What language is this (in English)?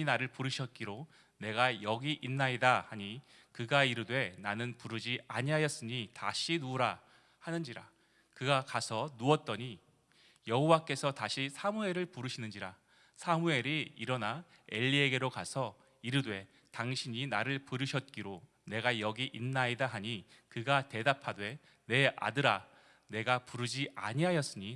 Korean